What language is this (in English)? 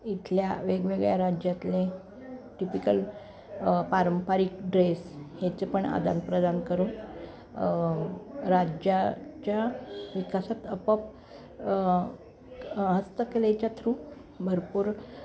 Marathi